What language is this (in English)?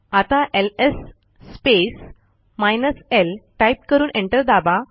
Marathi